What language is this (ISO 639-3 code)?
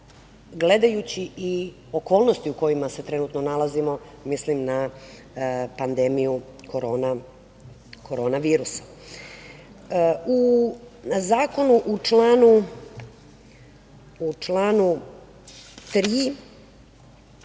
srp